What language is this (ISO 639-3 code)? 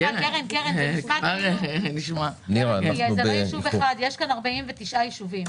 heb